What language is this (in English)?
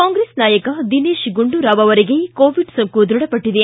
Kannada